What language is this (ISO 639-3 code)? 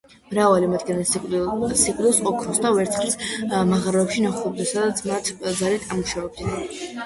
kat